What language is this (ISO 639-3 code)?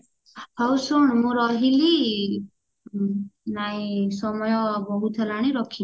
ori